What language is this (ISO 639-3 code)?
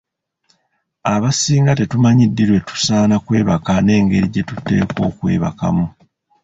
lug